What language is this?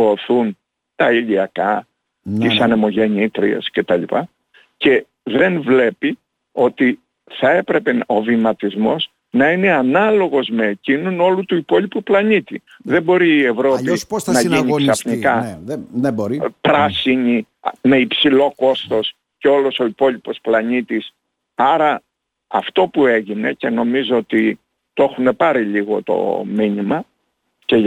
Greek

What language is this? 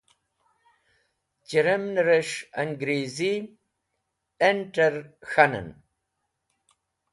Wakhi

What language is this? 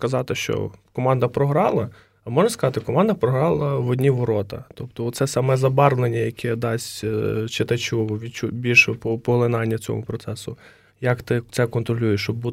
Ukrainian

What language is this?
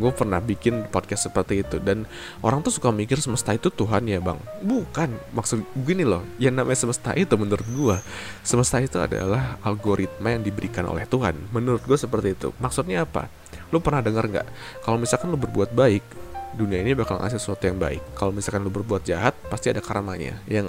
Indonesian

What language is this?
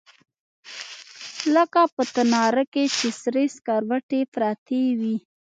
Pashto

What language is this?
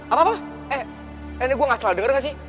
Indonesian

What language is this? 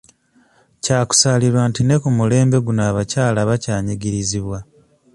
Ganda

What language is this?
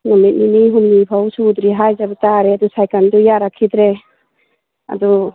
Manipuri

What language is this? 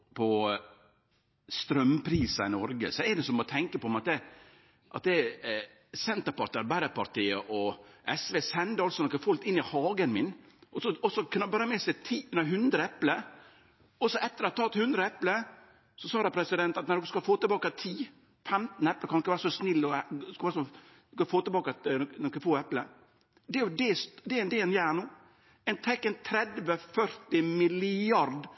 Norwegian Nynorsk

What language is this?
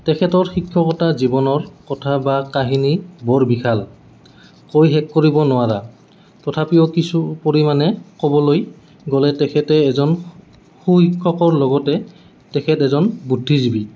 Assamese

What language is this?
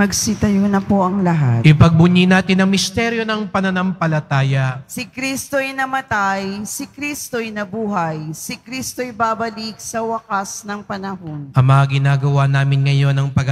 Filipino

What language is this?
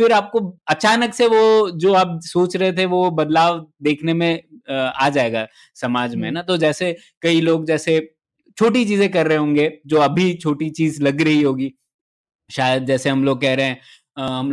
Hindi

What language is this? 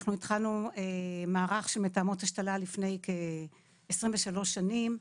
Hebrew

